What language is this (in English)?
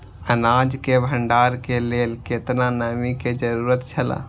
Maithili